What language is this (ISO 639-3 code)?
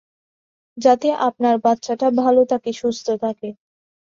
ben